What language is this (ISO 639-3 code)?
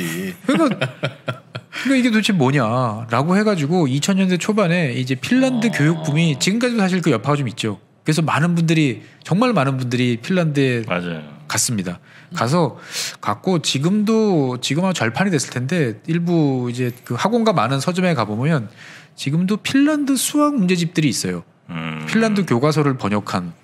kor